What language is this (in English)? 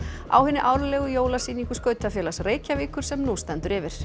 Icelandic